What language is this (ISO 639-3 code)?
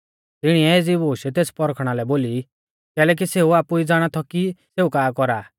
bfz